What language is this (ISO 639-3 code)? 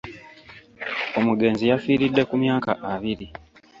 lug